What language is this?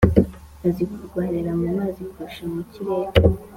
Kinyarwanda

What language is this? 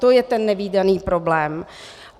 Czech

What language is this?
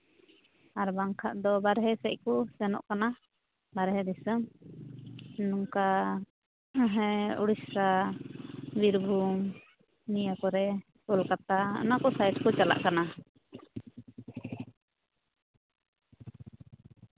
Santali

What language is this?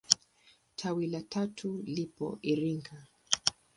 Swahili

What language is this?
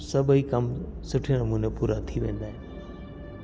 Sindhi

